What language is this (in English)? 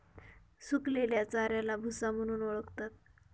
Marathi